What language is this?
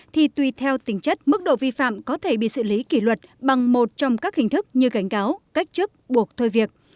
Vietnamese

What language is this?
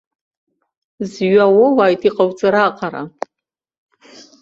Abkhazian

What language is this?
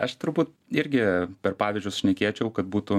Lithuanian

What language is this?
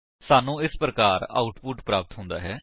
Punjabi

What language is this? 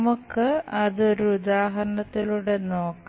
Malayalam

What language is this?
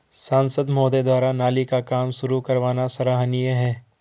Hindi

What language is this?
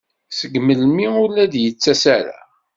Kabyle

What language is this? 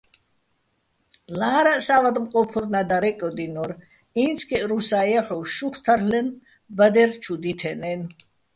Bats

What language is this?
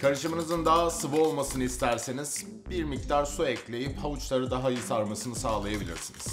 Turkish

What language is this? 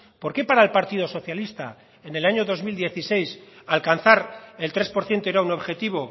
Spanish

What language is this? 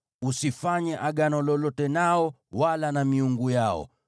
Swahili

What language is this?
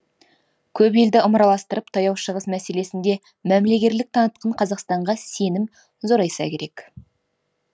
Kazakh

